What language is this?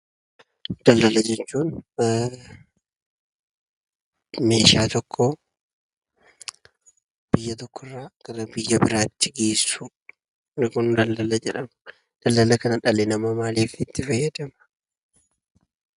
Oromo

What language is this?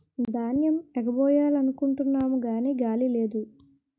Telugu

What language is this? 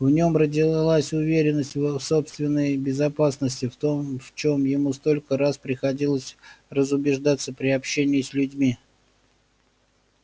Russian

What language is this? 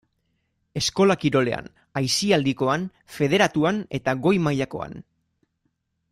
Basque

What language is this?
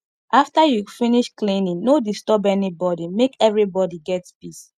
Nigerian Pidgin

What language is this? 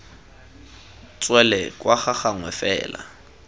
Tswana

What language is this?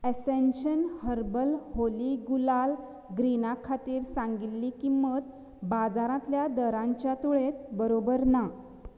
Konkani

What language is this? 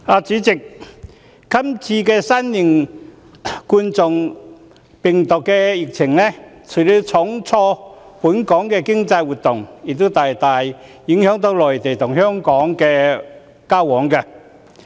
Cantonese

